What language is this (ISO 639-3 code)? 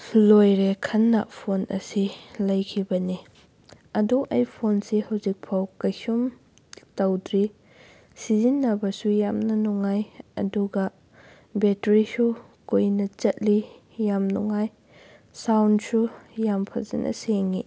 mni